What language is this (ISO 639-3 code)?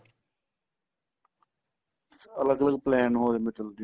pan